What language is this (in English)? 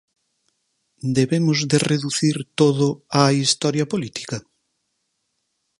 Galician